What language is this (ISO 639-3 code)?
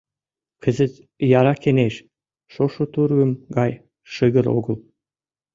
chm